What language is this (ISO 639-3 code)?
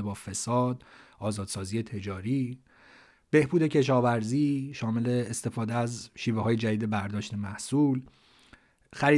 fas